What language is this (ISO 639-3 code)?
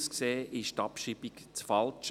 gsw